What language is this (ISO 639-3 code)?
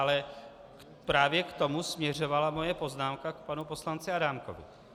ces